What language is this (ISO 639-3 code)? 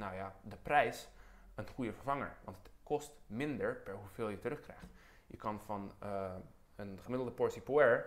nld